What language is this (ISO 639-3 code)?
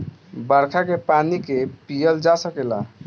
bho